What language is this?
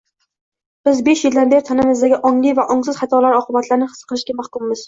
Uzbek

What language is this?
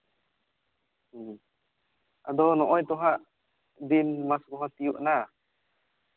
Santali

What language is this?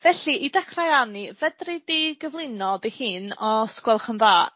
Welsh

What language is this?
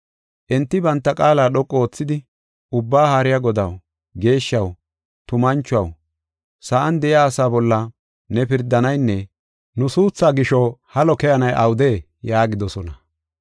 Gofa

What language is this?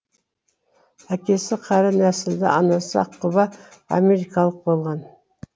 Kazakh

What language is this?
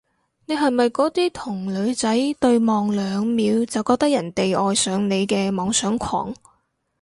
Cantonese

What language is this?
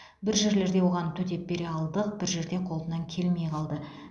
Kazakh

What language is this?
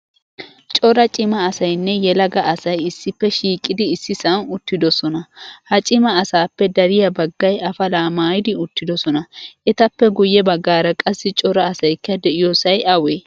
Wolaytta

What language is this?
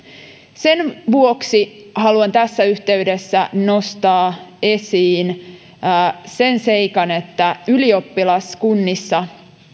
Finnish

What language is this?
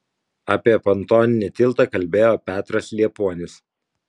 Lithuanian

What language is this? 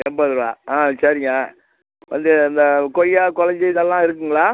Tamil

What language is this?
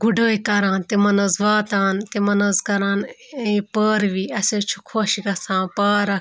Kashmiri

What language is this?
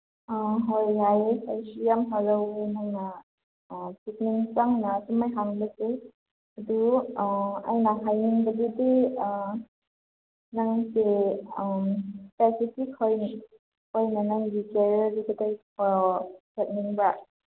Manipuri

